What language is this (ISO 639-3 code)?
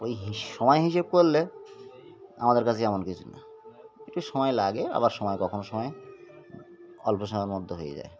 ben